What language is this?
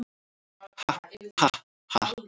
Icelandic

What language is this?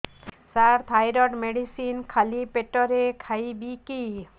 Odia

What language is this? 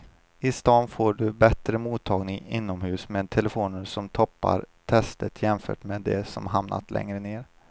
Swedish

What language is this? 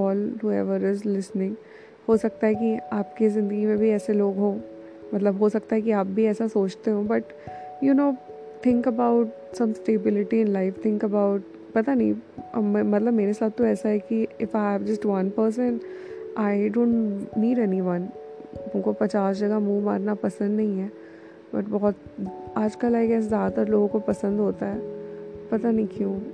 Hindi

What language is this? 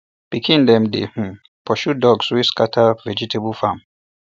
Nigerian Pidgin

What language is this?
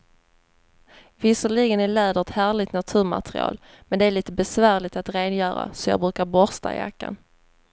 Swedish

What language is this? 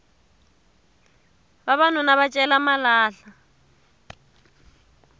Tsonga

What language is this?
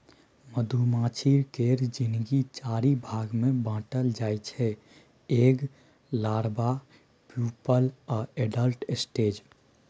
Maithili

